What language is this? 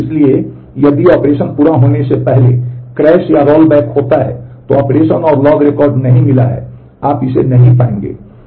Hindi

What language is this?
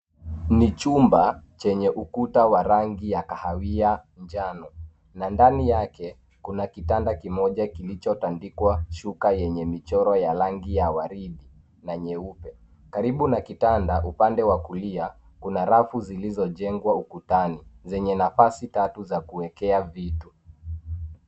Swahili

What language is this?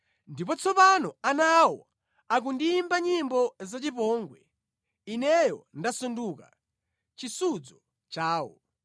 Nyanja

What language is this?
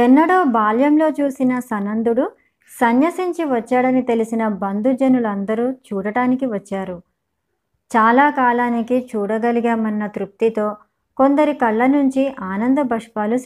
Telugu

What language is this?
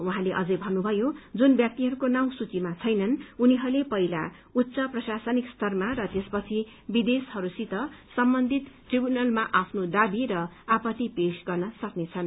Nepali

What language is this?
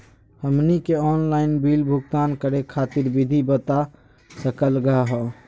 Magahi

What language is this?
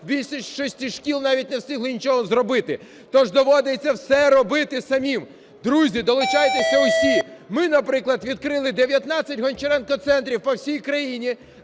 Ukrainian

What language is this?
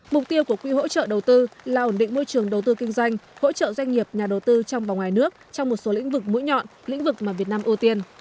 Vietnamese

